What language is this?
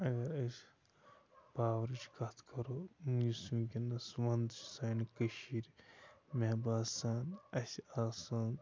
Kashmiri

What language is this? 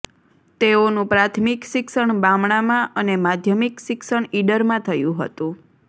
Gujarati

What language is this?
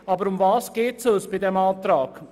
Swiss German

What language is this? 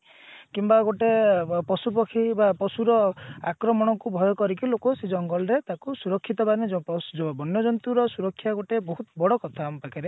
Odia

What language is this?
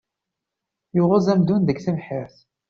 Kabyle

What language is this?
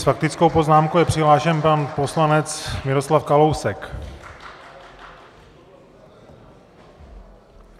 Czech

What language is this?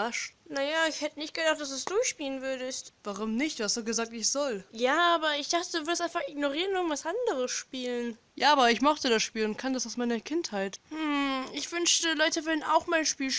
German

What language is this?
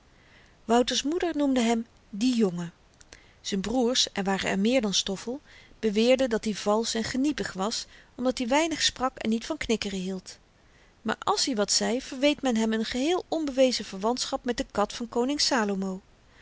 Dutch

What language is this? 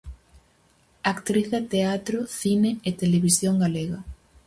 Galician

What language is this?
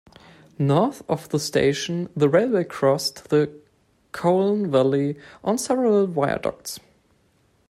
English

